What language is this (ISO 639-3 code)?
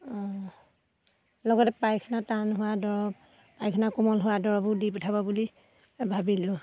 asm